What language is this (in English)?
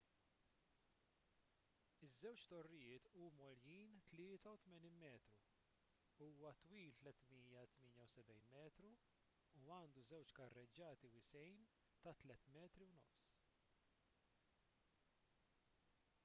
Maltese